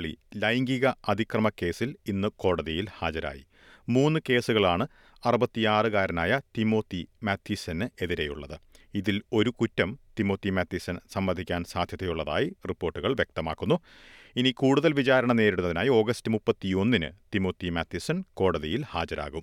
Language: Malayalam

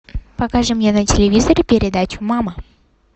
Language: Russian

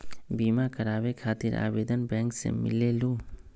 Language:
Magahi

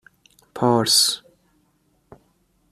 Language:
Persian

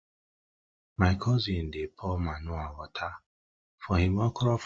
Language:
Nigerian Pidgin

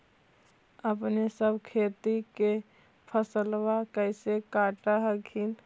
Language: Magahi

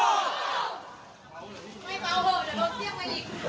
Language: Thai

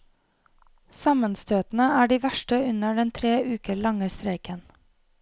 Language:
Norwegian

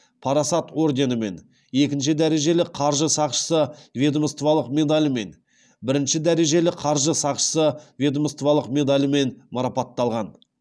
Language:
Kazakh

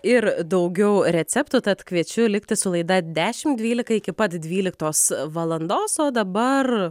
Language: Lithuanian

